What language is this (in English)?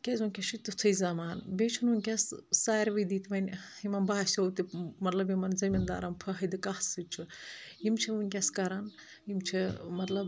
Kashmiri